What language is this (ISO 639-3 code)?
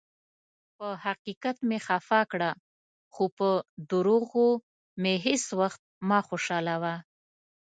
pus